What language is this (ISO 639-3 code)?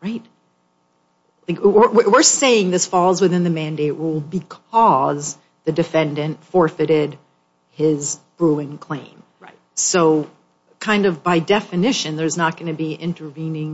eng